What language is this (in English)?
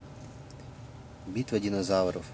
Russian